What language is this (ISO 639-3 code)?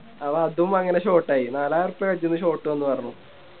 mal